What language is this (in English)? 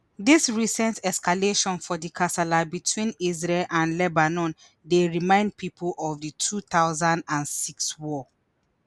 Nigerian Pidgin